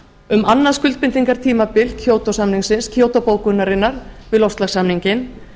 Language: Icelandic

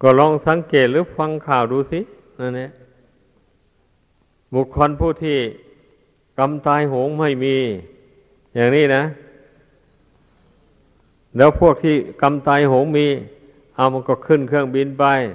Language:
Thai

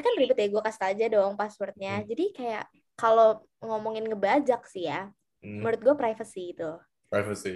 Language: Indonesian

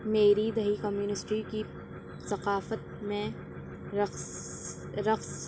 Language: Urdu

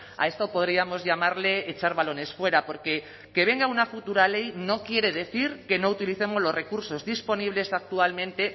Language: Spanish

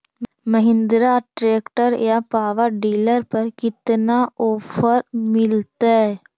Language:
Magahi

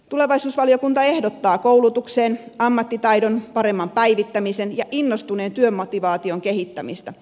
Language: Finnish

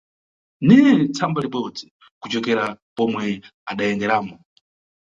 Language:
Nyungwe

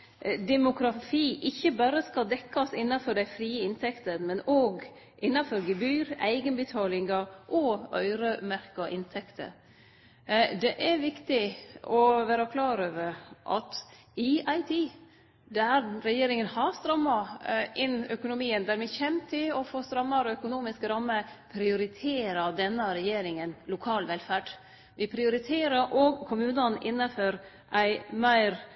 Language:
Norwegian Nynorsk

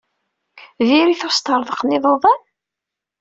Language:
Kabyle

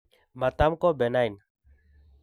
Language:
Kalenjin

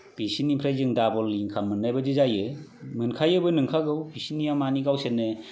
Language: Bodo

